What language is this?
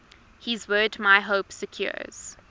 English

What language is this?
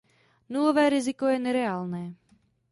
Czech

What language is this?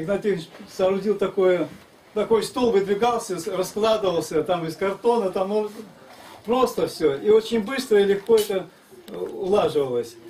Russian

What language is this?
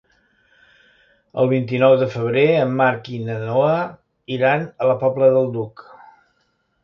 Catalan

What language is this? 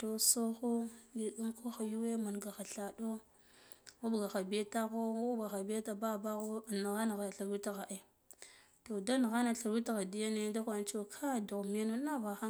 Guduf-Gava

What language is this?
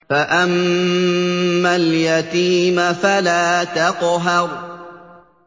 Arabic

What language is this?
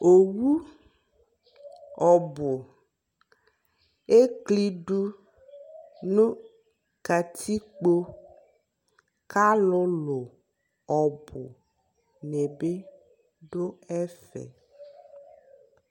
Ikposo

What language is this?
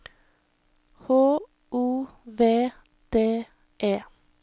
Norwegian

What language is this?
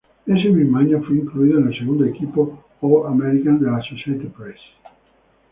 Spanish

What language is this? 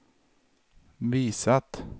Swedish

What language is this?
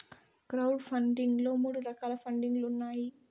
Telugu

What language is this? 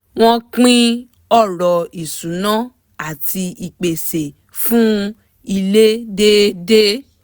Yoruba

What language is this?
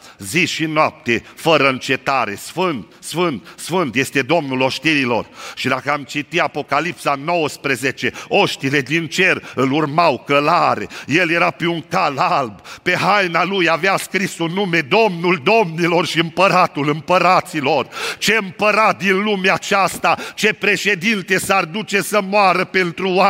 Romanian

